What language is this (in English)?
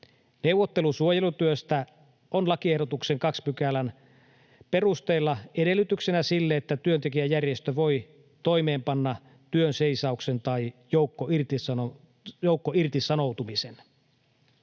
Finnish